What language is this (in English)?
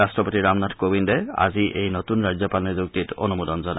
Assamese